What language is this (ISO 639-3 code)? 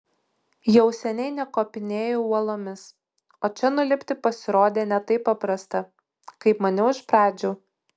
lit